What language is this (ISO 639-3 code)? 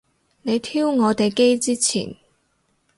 yue